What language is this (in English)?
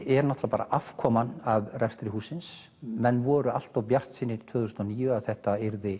Icelandic